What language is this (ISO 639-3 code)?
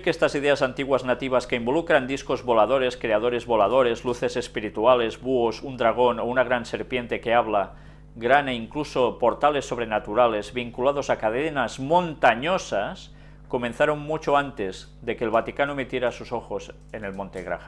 spa